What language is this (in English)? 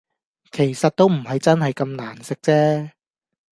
Cantonese